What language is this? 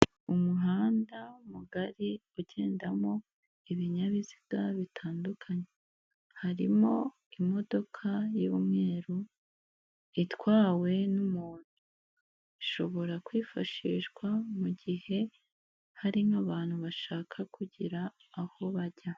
Kinyarwanda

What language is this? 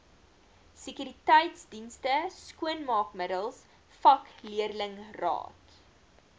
Afrikaans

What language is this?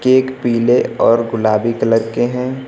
Hindi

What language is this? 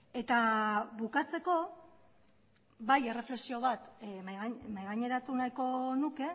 Basque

